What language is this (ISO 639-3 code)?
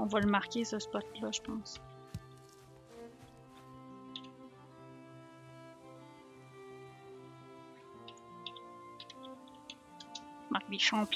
fra